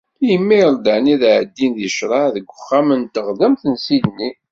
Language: Kabyle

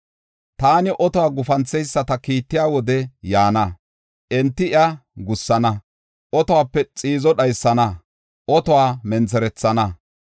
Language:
Gofa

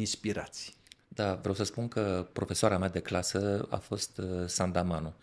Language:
Romanian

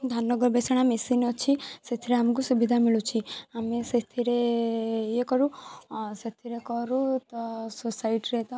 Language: Odia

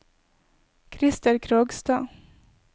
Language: Norwegian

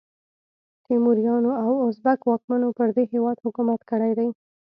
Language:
Pashto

